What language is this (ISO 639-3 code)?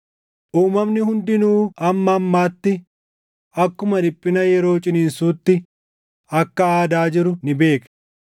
orm